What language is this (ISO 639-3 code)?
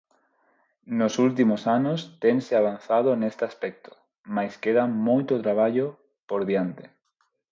glg